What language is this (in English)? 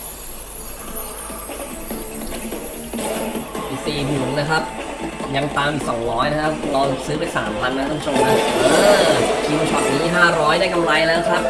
Thai